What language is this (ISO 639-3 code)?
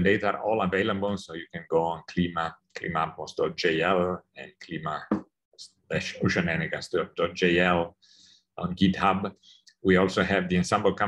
eng